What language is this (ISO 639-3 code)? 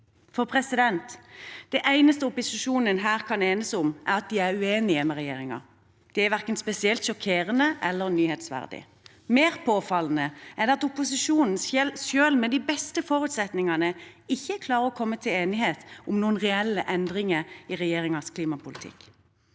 nor